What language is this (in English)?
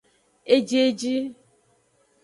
Aja (Benin)